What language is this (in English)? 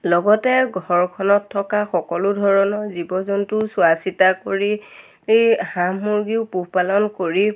Assamese